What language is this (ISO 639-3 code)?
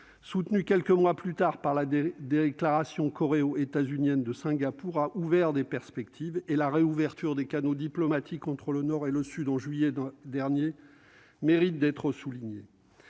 fra